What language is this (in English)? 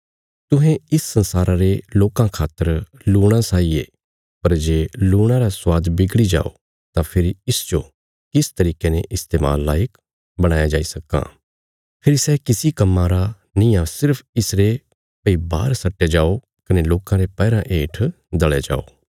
Bilaspuri